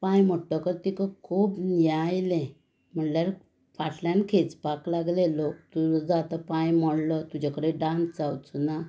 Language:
Konkani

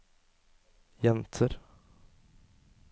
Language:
Norwegian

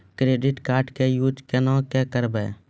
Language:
Maithili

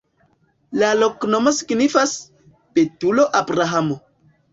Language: Esperanto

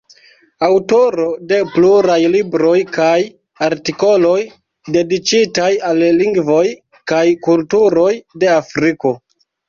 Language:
Esperanto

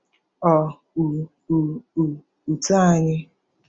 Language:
Igbo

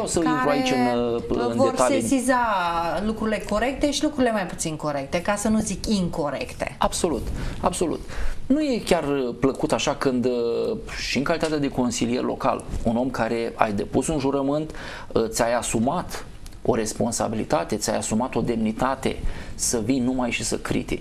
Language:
Romanian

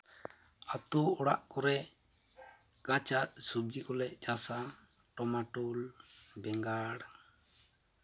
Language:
Santali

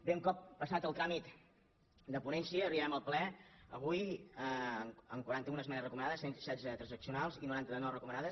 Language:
Catalan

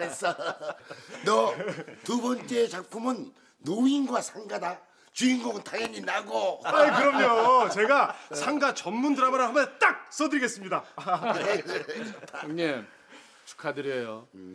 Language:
Korean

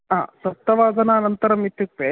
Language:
Sanskrit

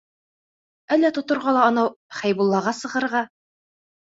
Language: Bashkir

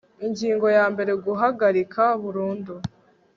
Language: Kinyarwanda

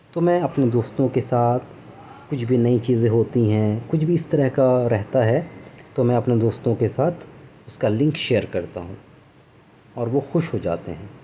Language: Urdu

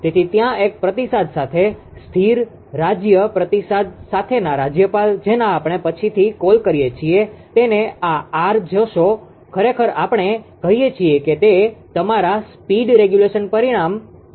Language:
Gujarati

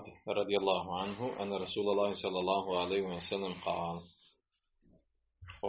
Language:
Croatian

